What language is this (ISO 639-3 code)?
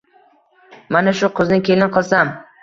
uzb